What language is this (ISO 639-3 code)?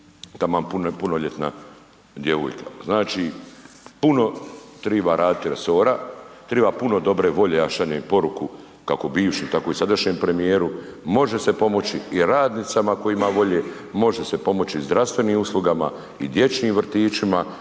hrv